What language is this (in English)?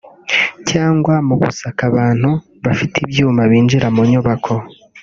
Kinyarwanda